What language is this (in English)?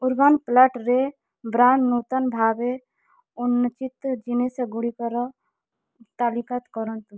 Odia